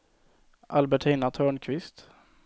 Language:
Swedish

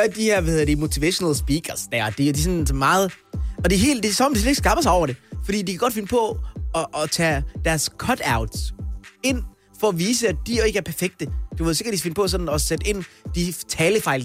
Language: Danish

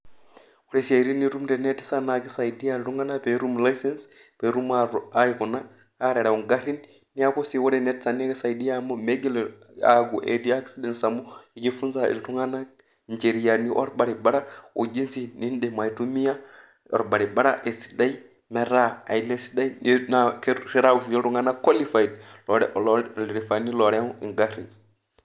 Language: Masai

